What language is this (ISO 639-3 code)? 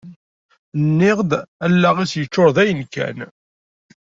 kab